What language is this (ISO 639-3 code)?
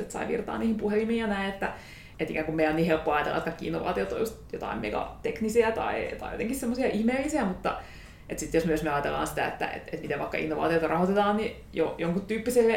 fin